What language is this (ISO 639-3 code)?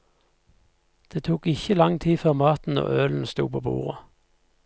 nor